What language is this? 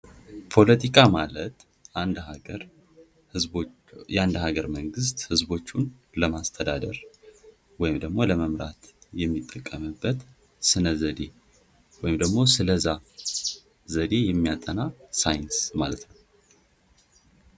Amharic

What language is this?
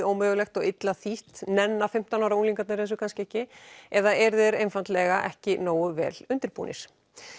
Icelandic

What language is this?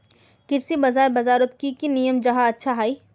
Magahi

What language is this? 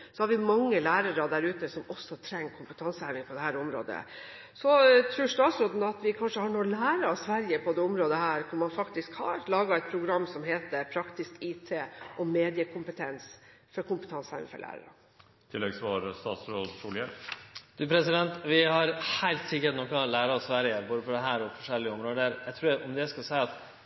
Norwegian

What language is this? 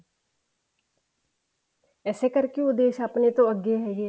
Punjabi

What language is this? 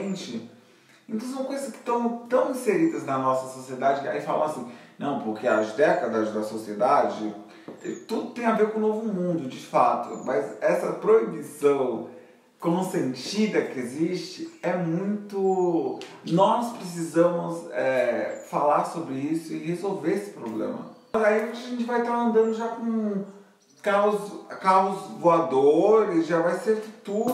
Portuguese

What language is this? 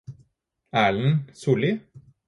Norwegian Bokmål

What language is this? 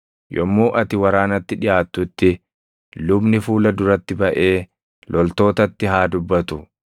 Oromo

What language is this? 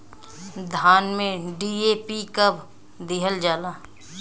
Bhojpuri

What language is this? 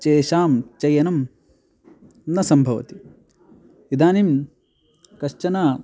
Sanskrit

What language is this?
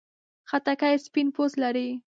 Pashto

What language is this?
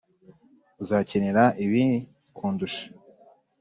Kinyarwanda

